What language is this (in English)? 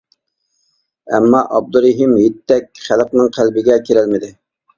Uyghur